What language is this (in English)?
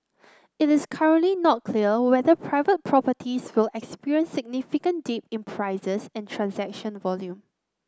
English